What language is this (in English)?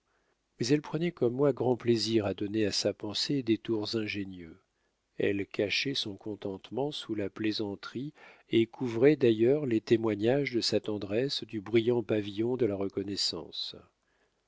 French